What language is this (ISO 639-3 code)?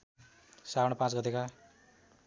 nep